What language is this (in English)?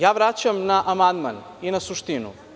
Serbian